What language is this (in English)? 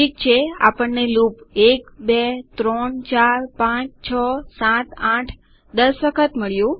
Gujarati